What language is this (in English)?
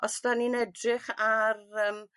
Welsh